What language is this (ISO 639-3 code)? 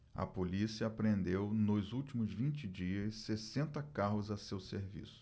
por